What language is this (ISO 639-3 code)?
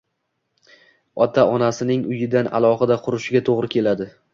uzb